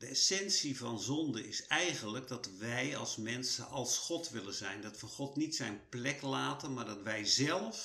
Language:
Dutch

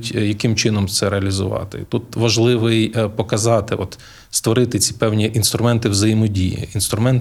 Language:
Ukrainian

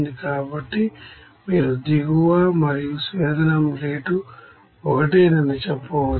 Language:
Telugu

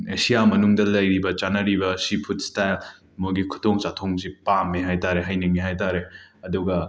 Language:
Manipuri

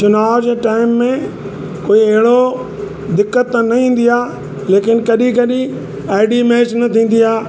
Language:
Sindhi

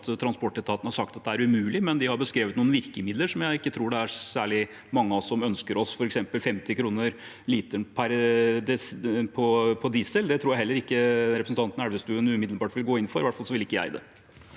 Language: Norwegian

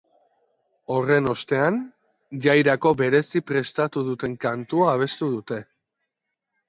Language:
Basque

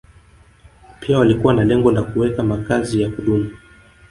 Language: Swahili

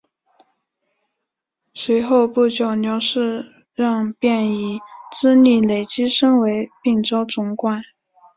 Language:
Chinese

